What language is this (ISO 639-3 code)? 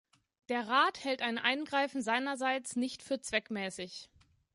deu